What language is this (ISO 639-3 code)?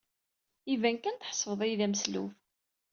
kab